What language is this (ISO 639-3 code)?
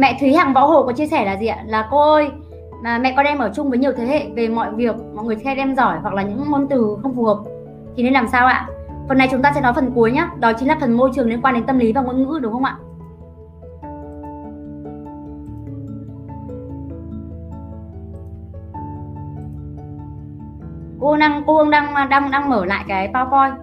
vie